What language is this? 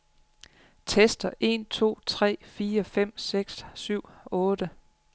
Danish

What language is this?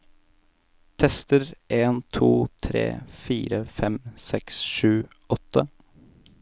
Norwegian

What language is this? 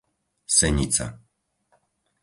Slovak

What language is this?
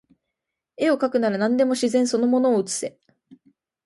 Japanese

